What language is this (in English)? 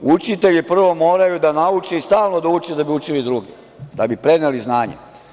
Serbian